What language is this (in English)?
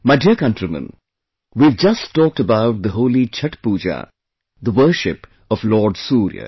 English